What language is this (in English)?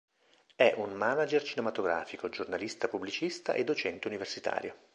Italian